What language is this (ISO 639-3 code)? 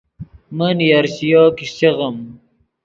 ydg